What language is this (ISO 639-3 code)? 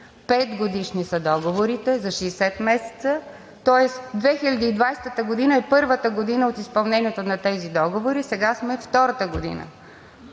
bul